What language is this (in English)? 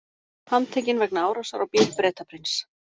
Icelandic